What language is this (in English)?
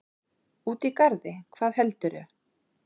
Icelandic